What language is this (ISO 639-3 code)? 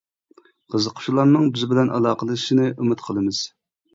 uig